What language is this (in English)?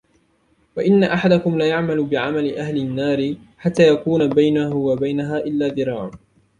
Arabic